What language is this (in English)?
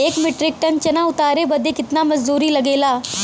Bhojpuri